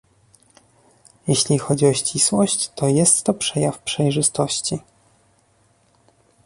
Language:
Polish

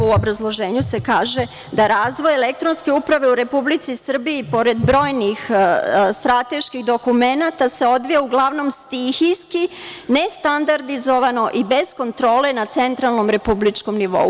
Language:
Serbian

